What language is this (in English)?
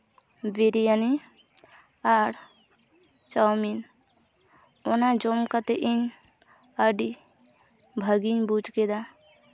Santali